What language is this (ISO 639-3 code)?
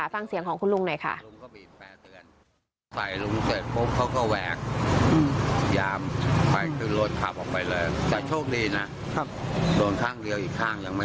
tha